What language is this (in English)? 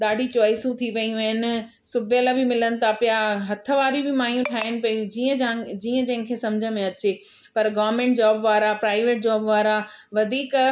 Sindhi